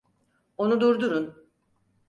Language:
Turkish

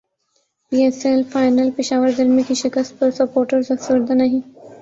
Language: Urdu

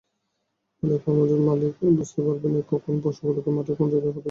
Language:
Bangla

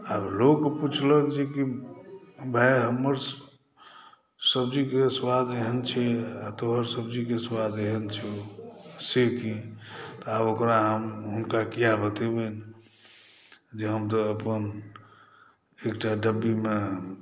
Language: Maithili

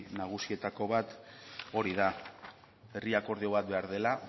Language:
Basque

